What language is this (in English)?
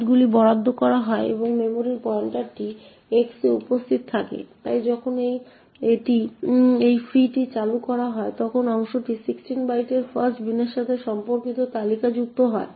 Bangla